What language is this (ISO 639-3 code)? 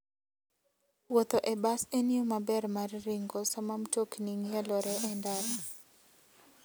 luo